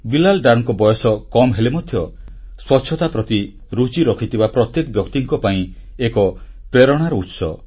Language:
Odia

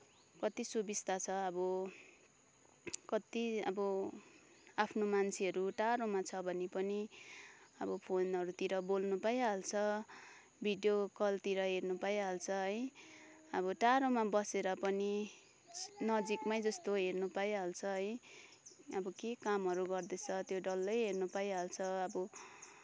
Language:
Nepali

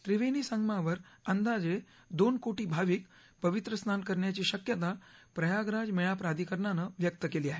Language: Marathi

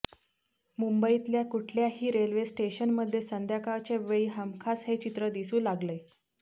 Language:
Marathi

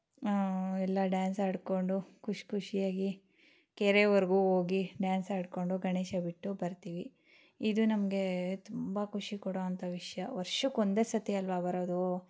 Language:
Kannada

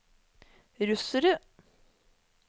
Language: Norwegian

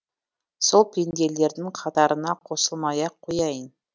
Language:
Kazakh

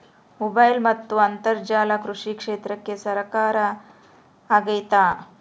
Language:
Kannada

